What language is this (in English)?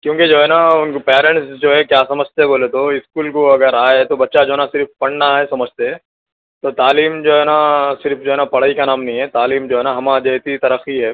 Urdu